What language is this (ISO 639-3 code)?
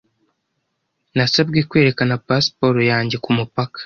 kin